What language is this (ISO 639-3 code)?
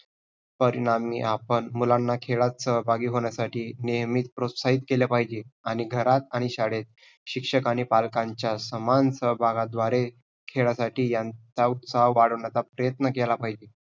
mar